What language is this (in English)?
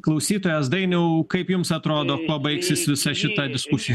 Lithuanian